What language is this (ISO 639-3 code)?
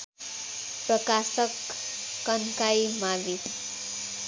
nep